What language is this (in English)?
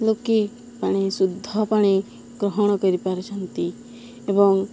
Odia